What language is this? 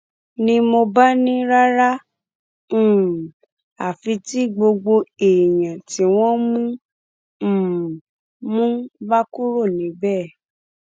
Yoruba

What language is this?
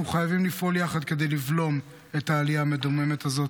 Hebrew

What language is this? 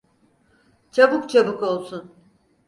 Turkish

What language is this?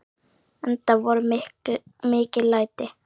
Icelandic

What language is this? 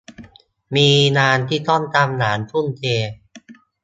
Thai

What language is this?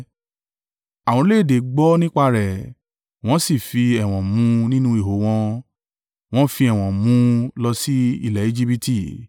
Yoruba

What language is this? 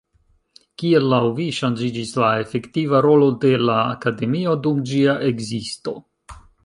Esperanto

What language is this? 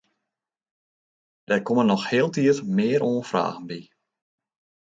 Western Frisian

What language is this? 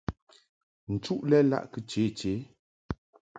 Mungaka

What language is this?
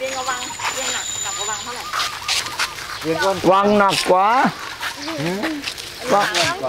Thai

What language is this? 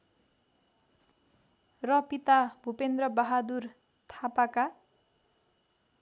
Nepali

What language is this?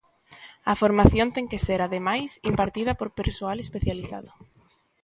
Galician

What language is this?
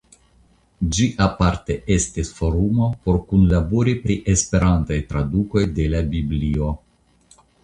Esperanto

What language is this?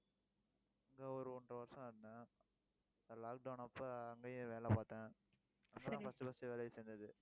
Tamil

